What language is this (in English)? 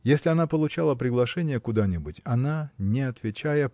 Russian